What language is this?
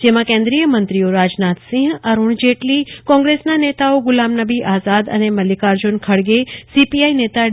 Gujarati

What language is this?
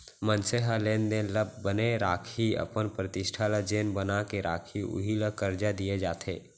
Chhattisgarhi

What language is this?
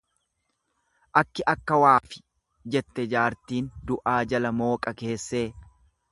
Oromo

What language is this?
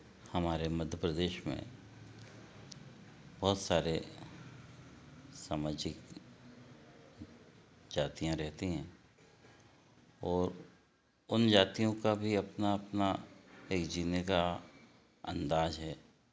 Hindi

